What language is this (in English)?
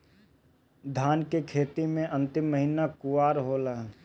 Bhojpuri